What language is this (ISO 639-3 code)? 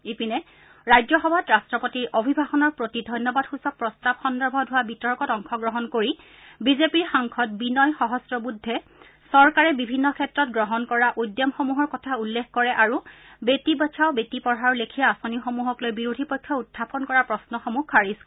asm